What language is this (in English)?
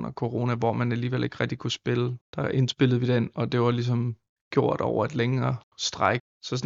Danish